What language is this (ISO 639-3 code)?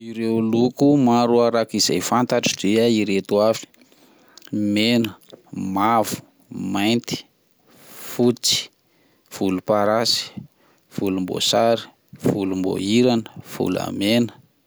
mlg